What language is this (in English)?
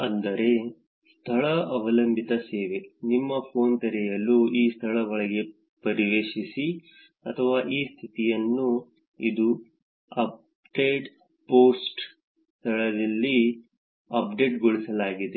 Kannada